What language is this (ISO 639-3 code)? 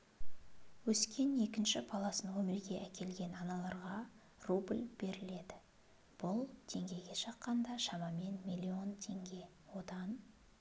kaz